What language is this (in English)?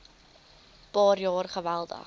Afrikaans